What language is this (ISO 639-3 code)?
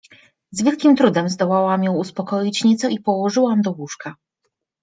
pol